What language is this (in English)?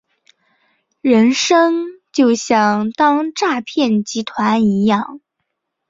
Chinese